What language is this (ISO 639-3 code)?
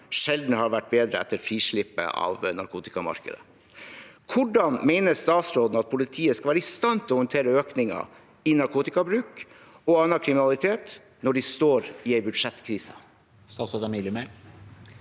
nor